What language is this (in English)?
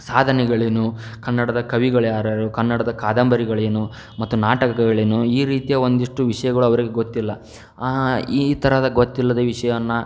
Kannada